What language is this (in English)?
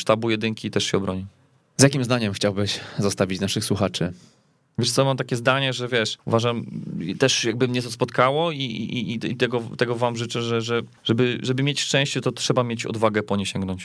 Polish